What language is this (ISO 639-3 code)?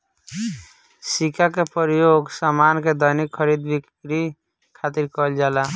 bho